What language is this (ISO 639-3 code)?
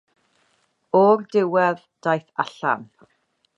cym